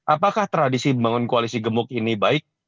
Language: Indonesian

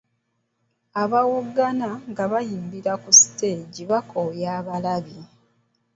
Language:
Ganda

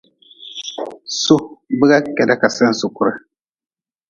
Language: Nawdm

